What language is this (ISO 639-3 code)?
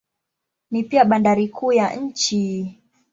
swa